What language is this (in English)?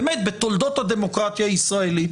Hebrew